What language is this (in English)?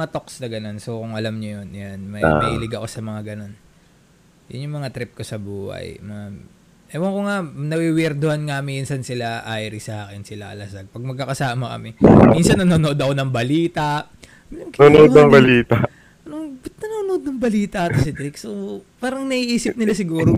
Filipino